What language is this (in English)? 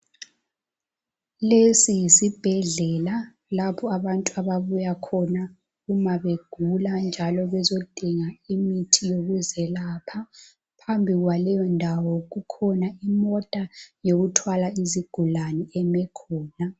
North Ndebele